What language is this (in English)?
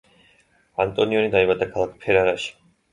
Georgian